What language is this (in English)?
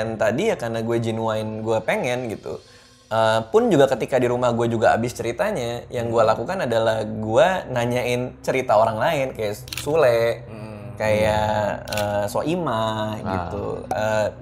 Indonesian